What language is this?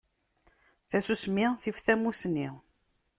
Kabyle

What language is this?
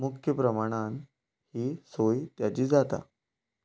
Konkani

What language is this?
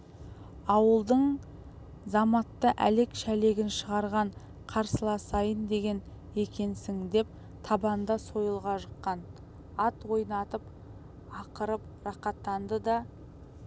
Kazakh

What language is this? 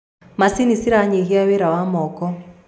Kikuyu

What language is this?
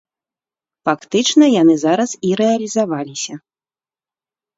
Belarusian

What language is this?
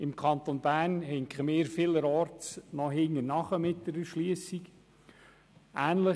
Swiss German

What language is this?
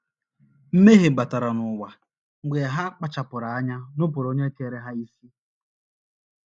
Igbo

